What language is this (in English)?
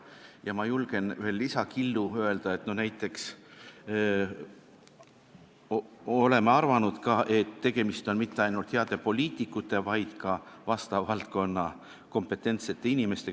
Estonian